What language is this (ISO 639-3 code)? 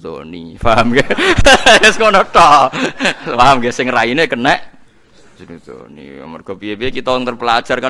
ind